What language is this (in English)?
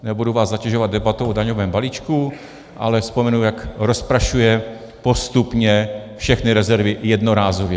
Czech